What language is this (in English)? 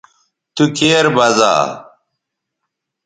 Bateri